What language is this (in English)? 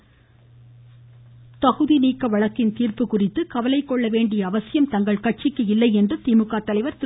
Tamil